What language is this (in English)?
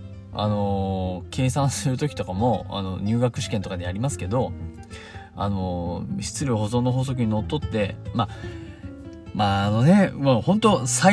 Japanese